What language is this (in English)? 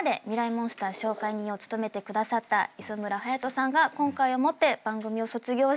Japanese